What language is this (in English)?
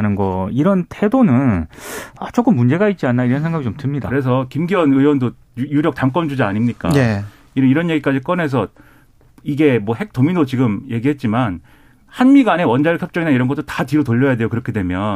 Korean